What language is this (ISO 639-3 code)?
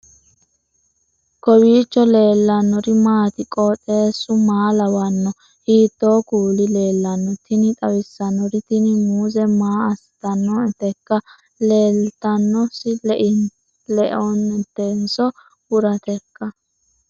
sid